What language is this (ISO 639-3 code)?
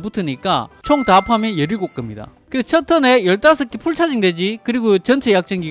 kor